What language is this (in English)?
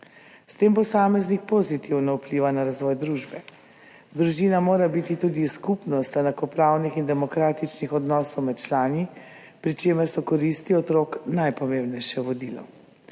Slovenian